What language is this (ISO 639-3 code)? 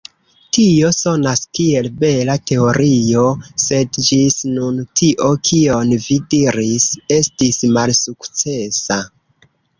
epo